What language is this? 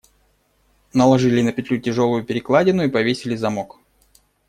Russian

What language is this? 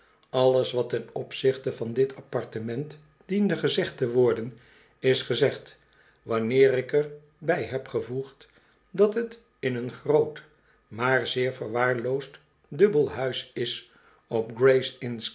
Dutch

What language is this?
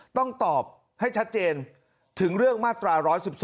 Thai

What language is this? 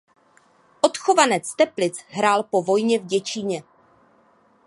Czech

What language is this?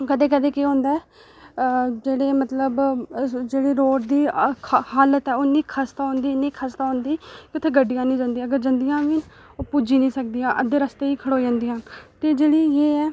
Dogri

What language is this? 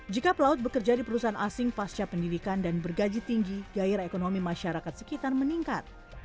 Indonesian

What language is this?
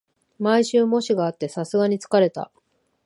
Japanese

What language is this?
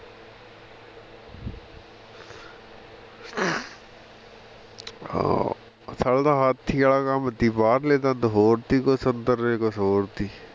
Punjabi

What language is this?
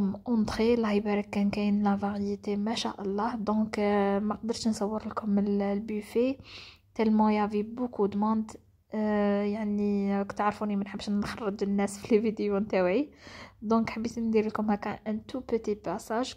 Arabic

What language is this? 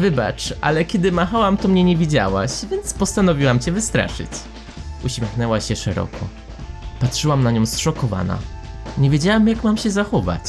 Polish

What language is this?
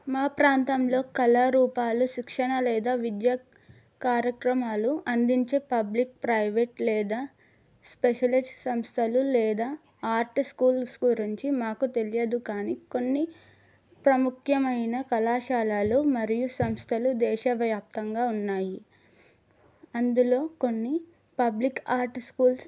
Telugu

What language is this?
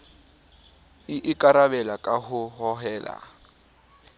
Southern Sotho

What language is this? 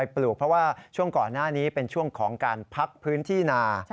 Thai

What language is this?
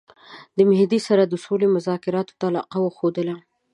Pashto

